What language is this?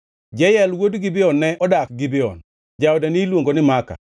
Luo (Kenya and Tanzania)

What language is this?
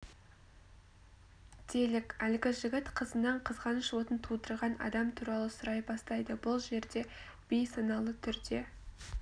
Kazakh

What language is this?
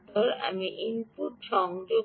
Bangla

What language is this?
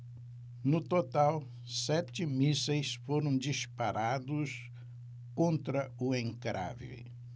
Portuguese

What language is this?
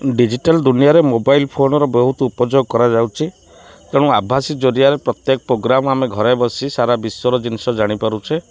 Odia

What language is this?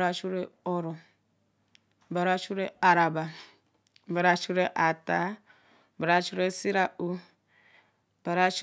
Eleme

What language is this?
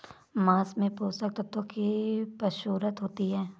Hindi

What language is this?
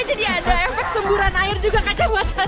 Indonesian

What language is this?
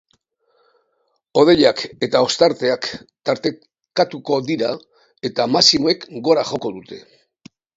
Basque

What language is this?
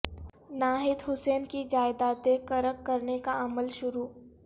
Urdu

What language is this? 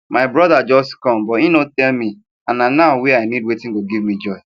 Nigerian Pidgin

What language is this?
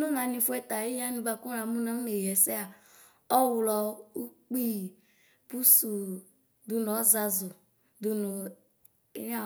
Ikposo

